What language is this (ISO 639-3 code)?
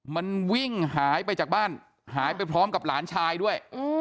tha